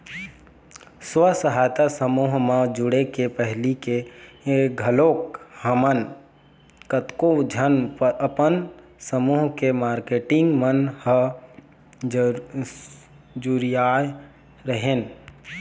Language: Chhattisgarhi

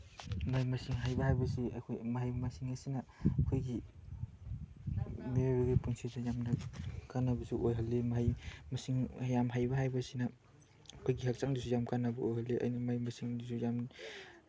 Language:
Manipuri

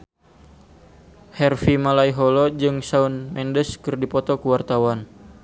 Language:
Sundanese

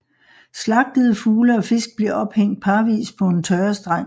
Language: Danish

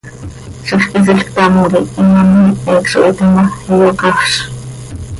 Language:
Seri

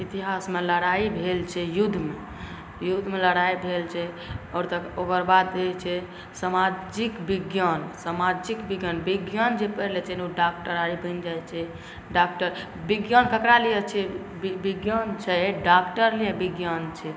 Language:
Maithili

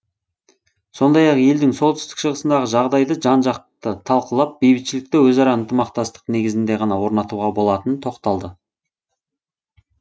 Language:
Kazakh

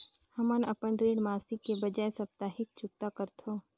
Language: Chhattisgarhi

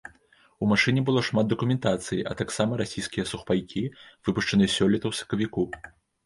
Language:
Belarusian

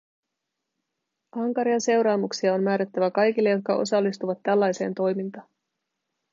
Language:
Finnish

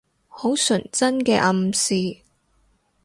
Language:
Cantonese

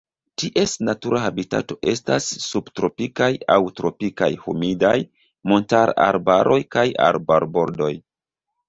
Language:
Esperanto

